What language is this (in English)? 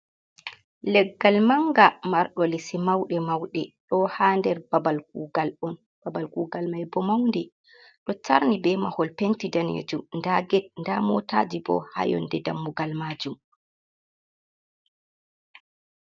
Fula